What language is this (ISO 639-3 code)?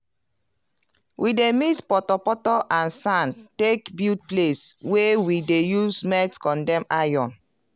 pcm